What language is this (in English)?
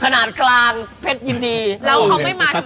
Thai